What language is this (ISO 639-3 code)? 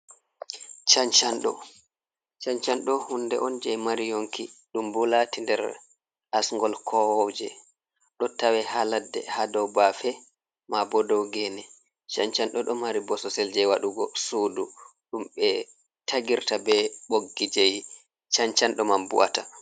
ful